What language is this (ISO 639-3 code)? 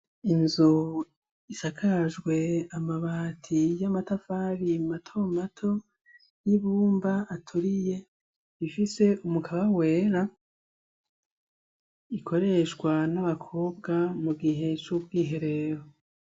run